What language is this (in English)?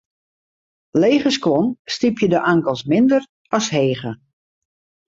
Western Frisian